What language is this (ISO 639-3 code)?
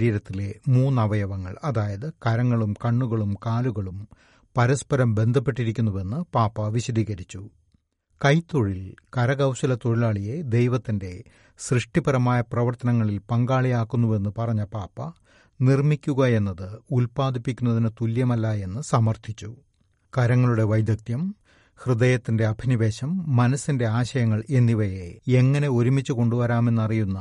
mal